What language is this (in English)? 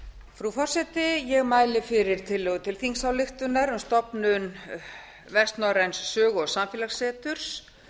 Icelandic